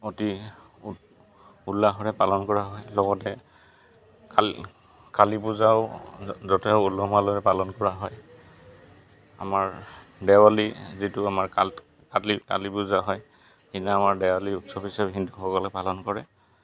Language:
Assamese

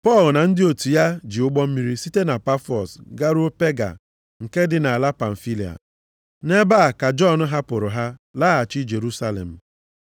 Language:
Igbo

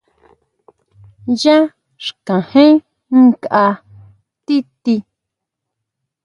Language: Huautla Mazatec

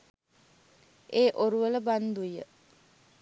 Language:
Sinhala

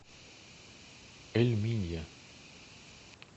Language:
Russian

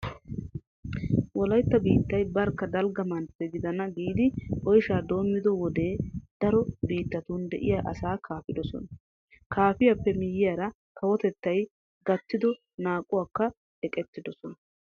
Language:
Wolaytta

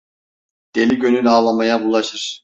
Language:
Turkish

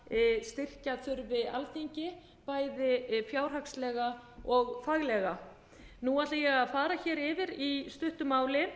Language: Icelandic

